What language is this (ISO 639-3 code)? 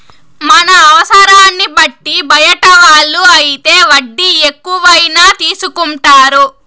tel